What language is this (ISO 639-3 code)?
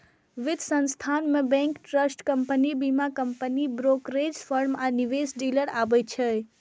mai